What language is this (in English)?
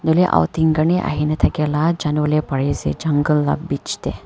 Naga Pidgin